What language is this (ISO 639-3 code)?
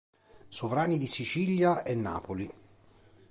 ita